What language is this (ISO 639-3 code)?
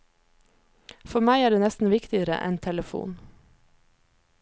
nor